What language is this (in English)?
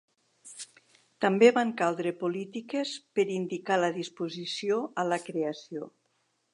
Catalan